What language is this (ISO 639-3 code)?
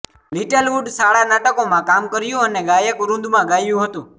guj